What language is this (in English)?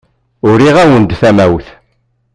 Kabyle